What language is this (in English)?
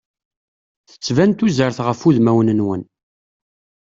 Kabyle